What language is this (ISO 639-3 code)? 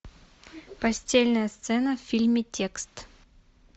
rus